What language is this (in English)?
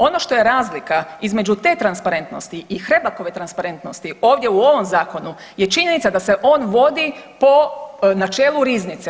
Croatian